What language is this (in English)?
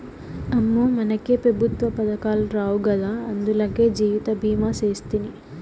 Telugu